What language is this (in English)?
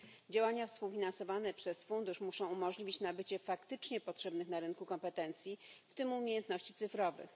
Polish